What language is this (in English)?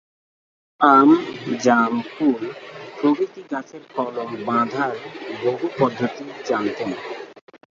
Bangla